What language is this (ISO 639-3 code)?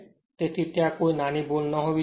guj